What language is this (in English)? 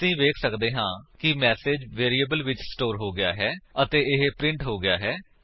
Punjabi